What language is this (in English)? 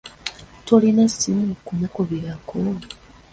Ganda